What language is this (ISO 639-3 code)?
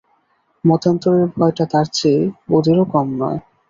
ben